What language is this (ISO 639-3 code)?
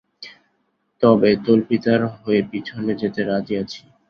ben